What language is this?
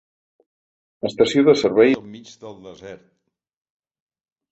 Catalan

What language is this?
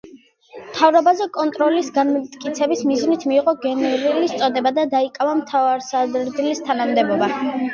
Georgian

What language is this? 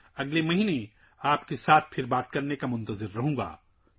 Urdu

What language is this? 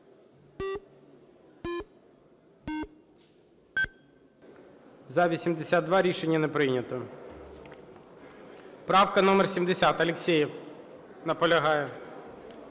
Ukrainian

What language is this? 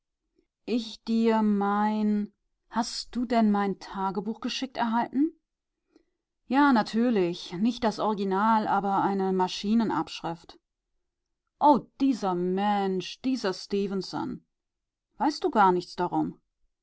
German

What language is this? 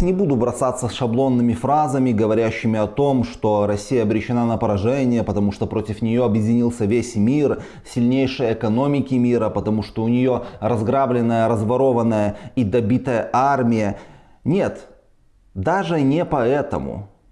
Russian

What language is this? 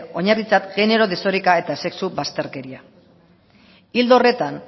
Basque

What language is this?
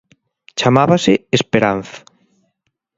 Galician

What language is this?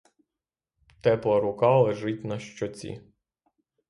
Ukrainian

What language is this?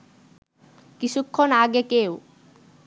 Bangla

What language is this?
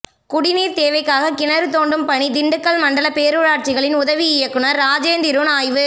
Tamil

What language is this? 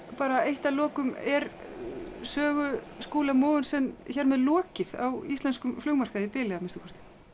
Icelandic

